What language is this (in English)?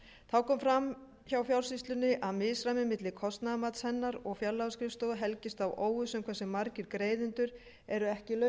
Icelandic